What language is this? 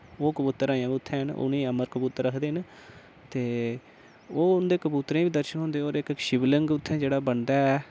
Dogri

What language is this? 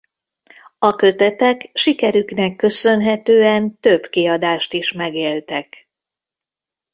Hungarian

